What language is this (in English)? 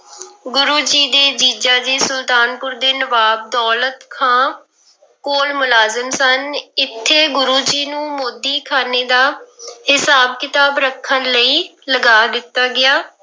Punjabi